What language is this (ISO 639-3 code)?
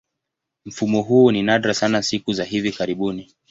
swa